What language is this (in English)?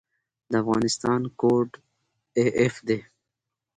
Pashto